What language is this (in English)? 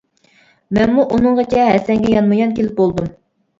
Uyghur